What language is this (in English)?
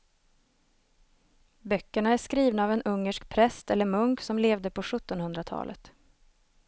Swedish